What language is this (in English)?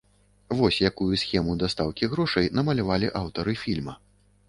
Belarusian